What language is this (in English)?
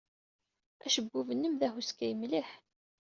Kabyle